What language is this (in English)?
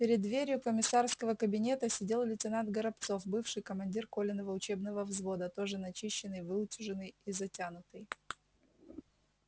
Russian